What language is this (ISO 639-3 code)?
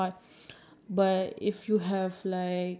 eng